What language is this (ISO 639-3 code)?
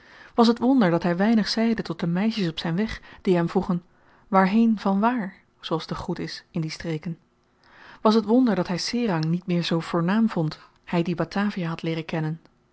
nld